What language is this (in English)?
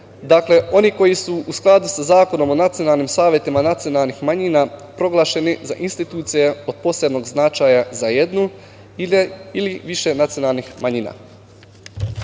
Serbian